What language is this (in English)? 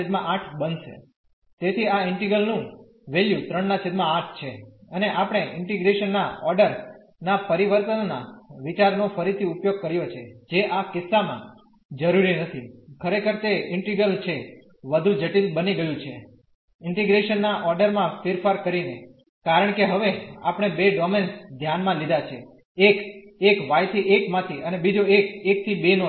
Gujarati